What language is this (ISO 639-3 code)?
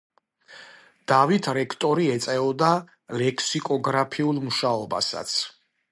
kat